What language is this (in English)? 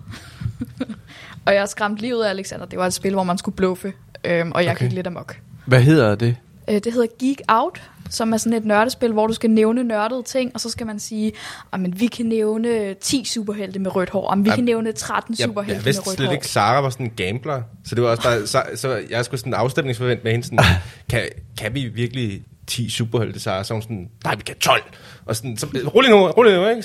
Danish